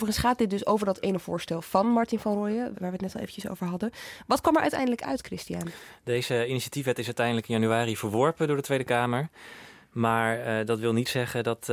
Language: Dutch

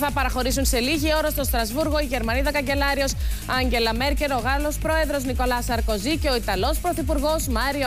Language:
Greek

